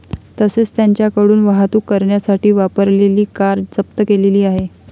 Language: Marathi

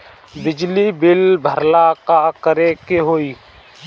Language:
Bhojpuri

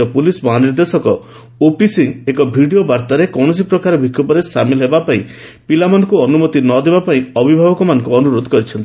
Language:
Odia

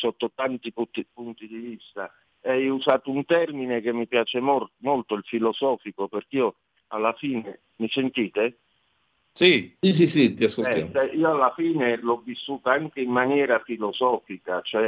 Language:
Italian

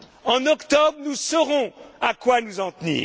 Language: French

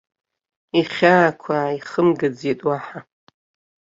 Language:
Abkhazian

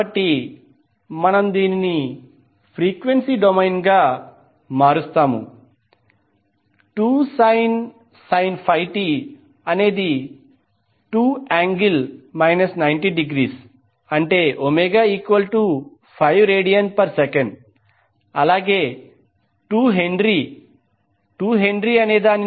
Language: Telugu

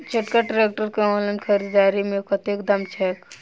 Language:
Maithili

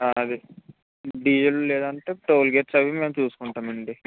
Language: Telugu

